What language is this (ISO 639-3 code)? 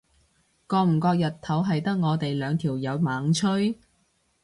yue